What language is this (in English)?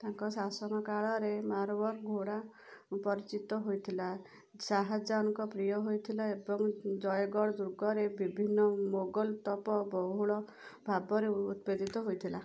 Odia